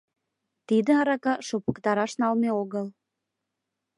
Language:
Mari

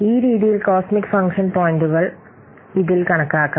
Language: Malayalam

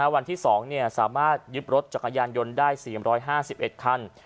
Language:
Thai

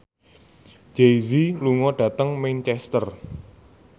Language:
Javanese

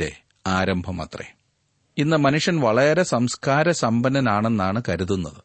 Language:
Malayalam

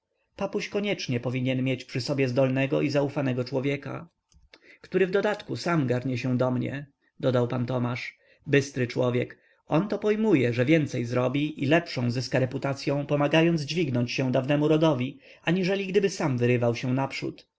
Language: Polish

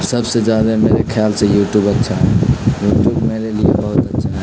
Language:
Urdu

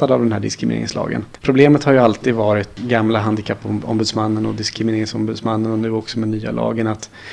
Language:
Swedish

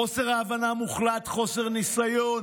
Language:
Hebrew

